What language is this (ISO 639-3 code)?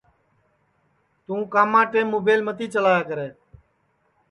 ssi